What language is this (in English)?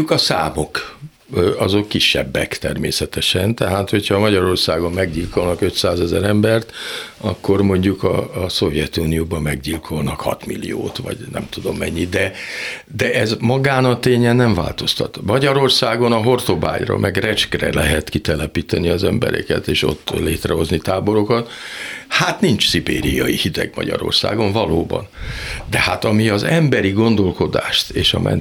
Hungarian